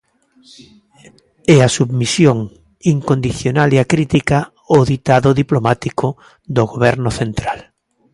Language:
Galician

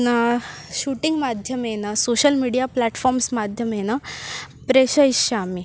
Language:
Sanskrit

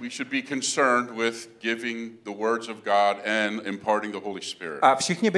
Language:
Czech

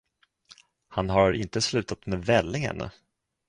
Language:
Swedish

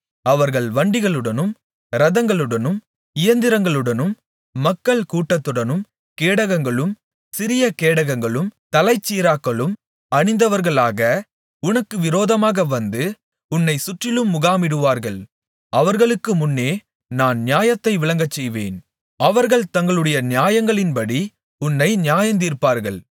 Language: Tamil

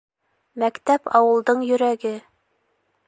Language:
Bashkir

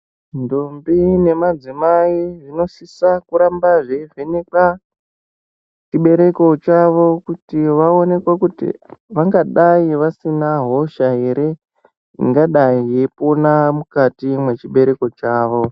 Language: Ndau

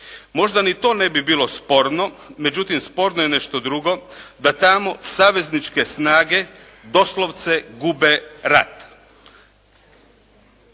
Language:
Croatian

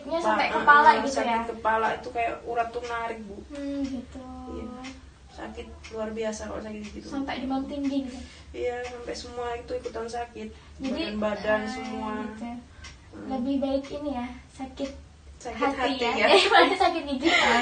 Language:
Indonesian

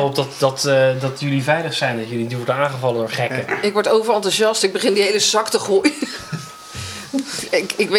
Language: Dutch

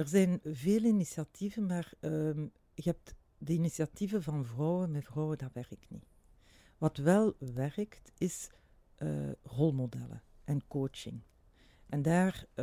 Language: Dutch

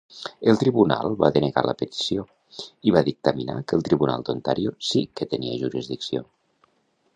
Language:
Catalan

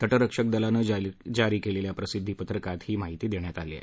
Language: Marathi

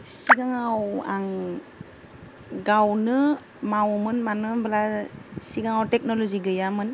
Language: Bodo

